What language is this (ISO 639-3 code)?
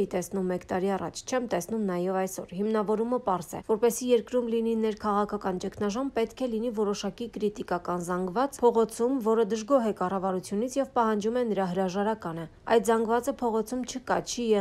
ron